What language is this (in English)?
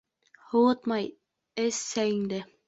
Bashkir